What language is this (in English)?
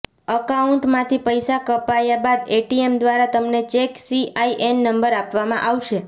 Gujarati